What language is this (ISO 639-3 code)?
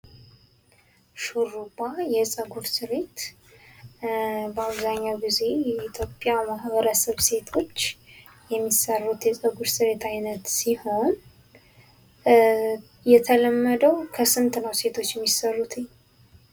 amh